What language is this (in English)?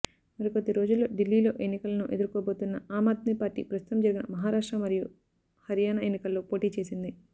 Telugu